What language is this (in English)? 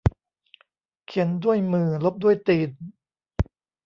Thai